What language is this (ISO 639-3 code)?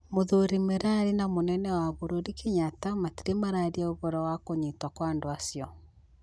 kik